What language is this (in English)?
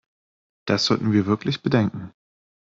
German